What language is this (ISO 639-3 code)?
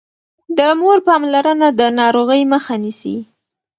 pus